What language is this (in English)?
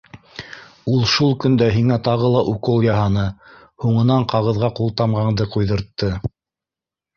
Bashkir